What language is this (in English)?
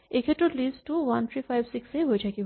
Assamese